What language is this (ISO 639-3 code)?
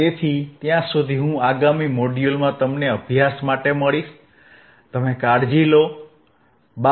guj